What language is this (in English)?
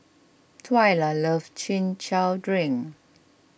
English